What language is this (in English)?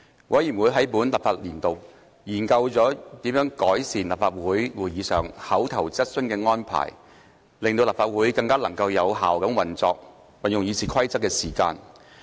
Cantonese